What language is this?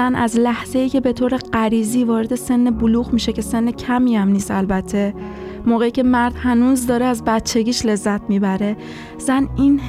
Persian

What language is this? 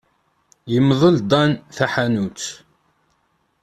Kabyle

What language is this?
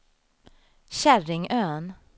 Swedish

